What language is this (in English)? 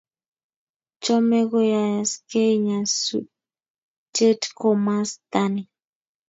Kalenjin